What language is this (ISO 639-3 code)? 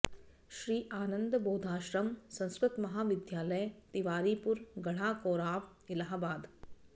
san